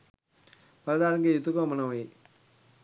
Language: Sinhala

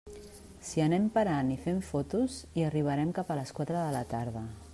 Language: Catalan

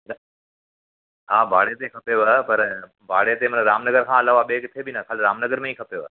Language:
Sindhi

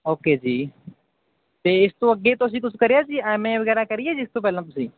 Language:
Punjabi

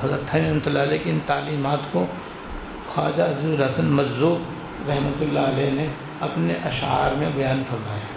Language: Urdu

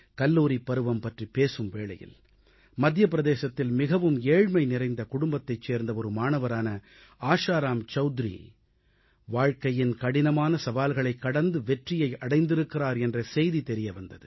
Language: Tamil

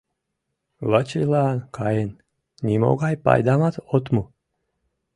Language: Mari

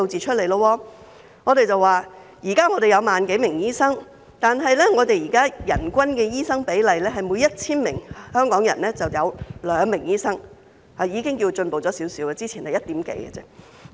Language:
Cantonese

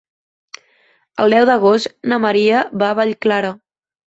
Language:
Catalan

